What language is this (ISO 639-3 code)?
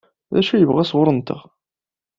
kab